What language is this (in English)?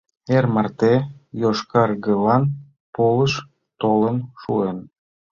Mari